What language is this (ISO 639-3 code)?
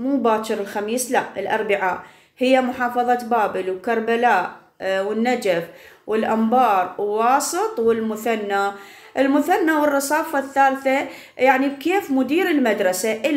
ara